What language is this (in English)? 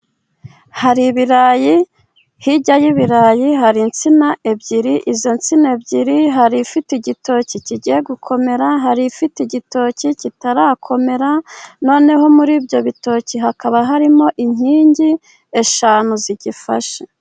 Kinyarwanda